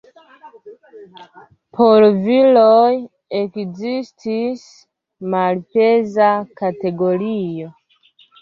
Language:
Esperanto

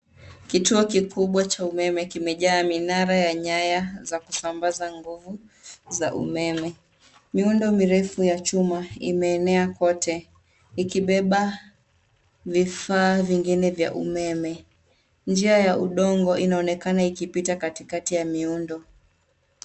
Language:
Swahili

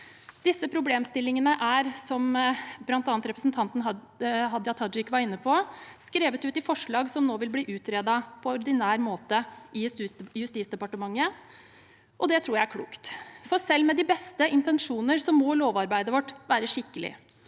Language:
Norwegian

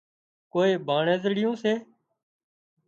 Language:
Wadiyara Koli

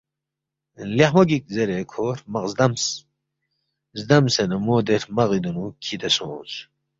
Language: Balti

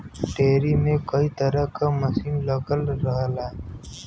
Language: Bhojpuri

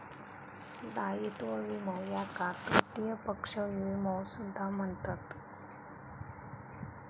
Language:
Marathi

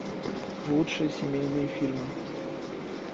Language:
Russian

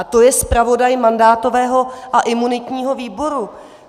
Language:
Czech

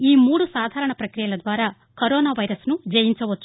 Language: Telugu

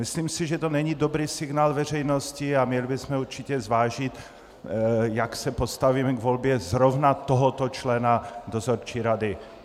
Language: Czech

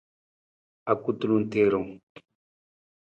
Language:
Nawdm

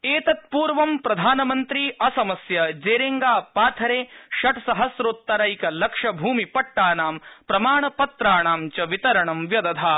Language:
Sanskrit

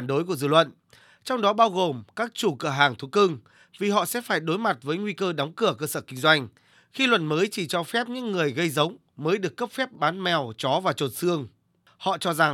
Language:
Vietnamese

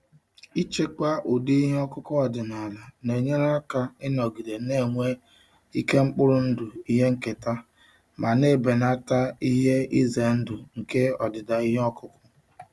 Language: Igbo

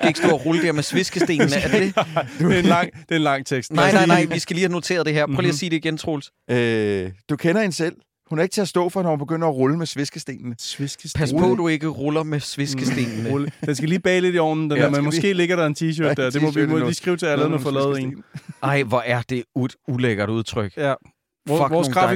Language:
Danish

